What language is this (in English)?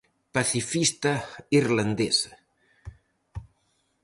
Galician